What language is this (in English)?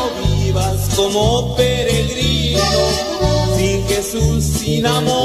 Spanish